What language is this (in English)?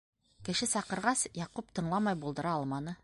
Bashkir